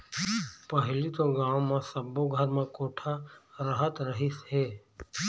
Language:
Chhattisgarhi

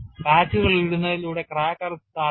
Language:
Malayalam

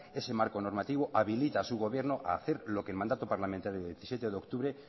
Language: Spanish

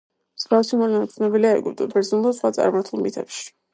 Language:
Georgian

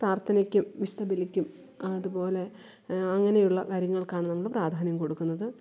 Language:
Malayalam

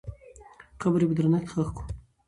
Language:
Pashto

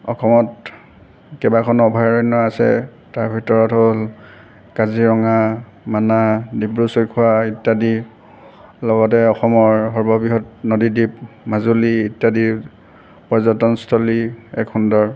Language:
Assamese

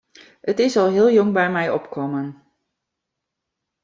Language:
Western Frisian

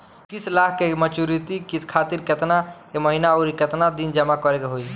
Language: Bhojpuri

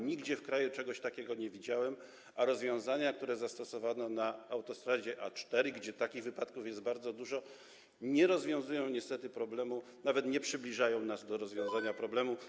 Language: Polish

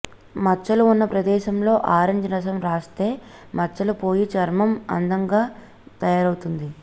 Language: Telugu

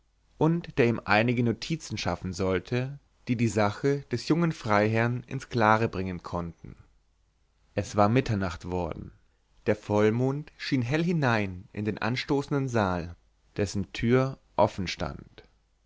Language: German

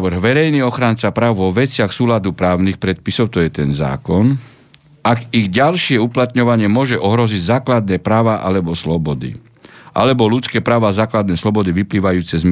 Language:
Slovak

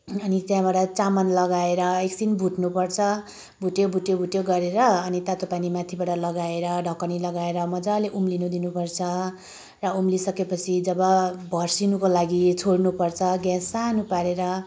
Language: Nepali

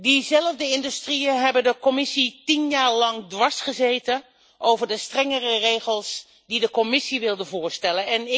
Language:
Dutch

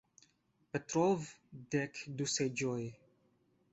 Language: Esperanto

